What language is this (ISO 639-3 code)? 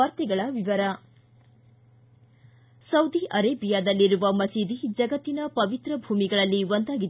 kan